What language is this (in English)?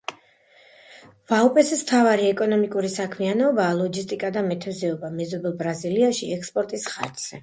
Georgian